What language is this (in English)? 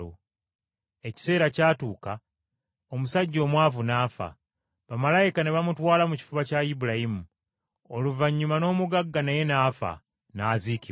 Ganda